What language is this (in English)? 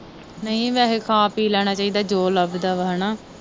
Punjabi